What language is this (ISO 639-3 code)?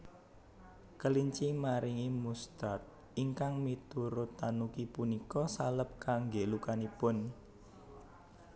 jav